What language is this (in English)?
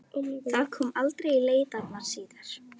Icelandic